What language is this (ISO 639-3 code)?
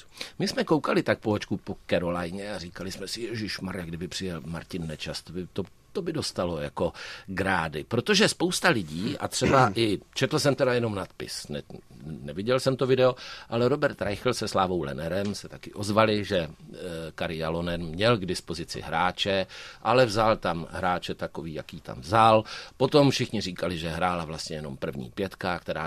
ces